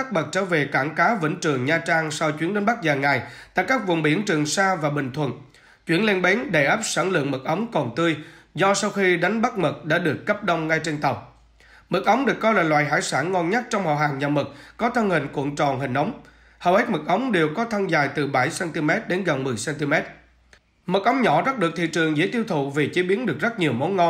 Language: Vietnamese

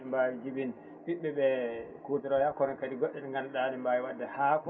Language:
Fula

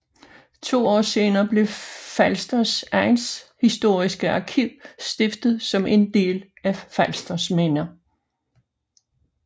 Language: Danish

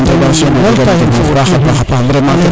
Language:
Serer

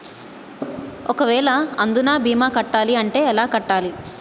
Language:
Telugu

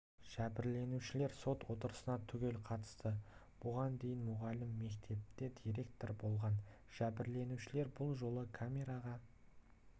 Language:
Kazakh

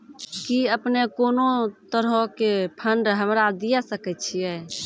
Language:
Maithili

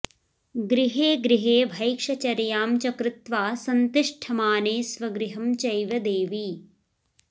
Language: Sanskrit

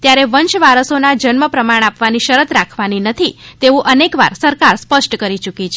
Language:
Gujarati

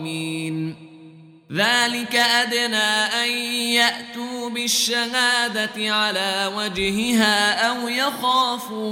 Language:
Arabic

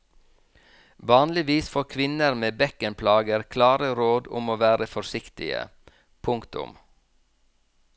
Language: Norwegian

